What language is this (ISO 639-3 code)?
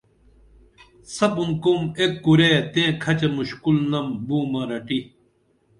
dml